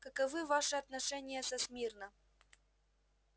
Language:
Russian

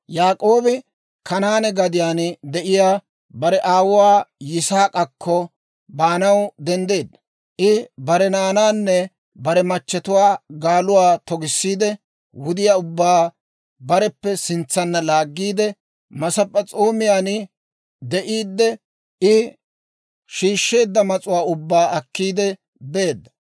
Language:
Dawro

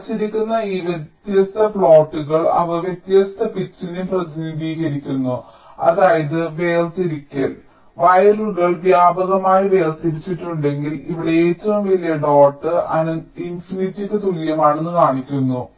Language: Malayalam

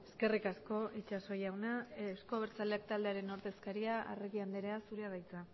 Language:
Basque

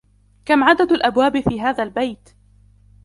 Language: Arabic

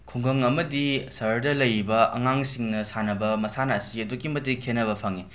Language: Manipuri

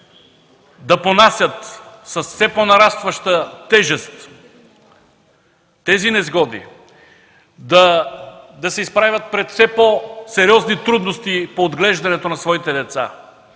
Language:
Bulgarian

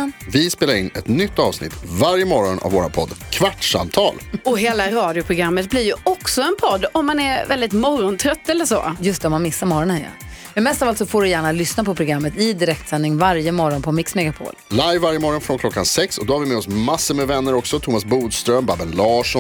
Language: Swedish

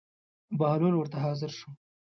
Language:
Pashto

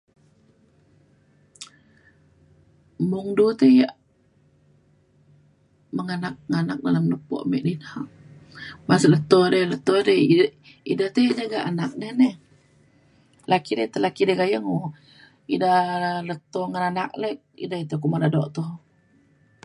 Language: Mainstream Kenyah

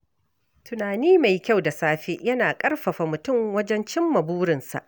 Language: Hausa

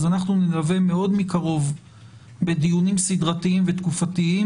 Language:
Hebrew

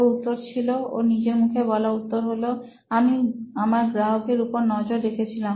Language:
Bangla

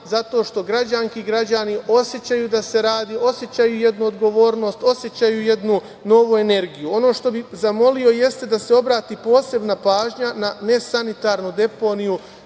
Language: Serbian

